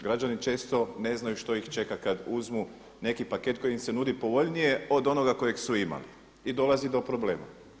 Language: Croatian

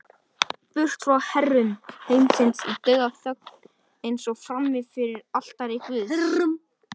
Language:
Icelandic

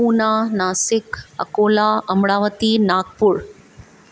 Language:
Sindhi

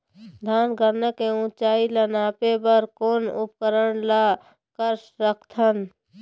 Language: Chhattisgarhi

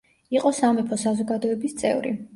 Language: Georgian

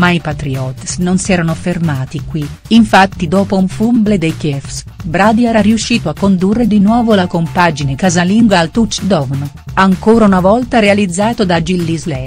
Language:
Italian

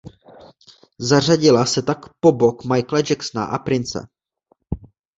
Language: Czech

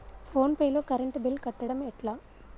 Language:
Telugu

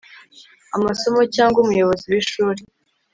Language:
Kinyarwanda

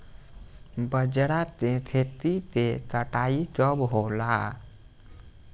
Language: Bhojpuri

